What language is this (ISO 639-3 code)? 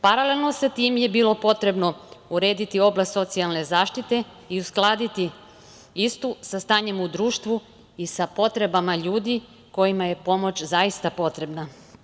srp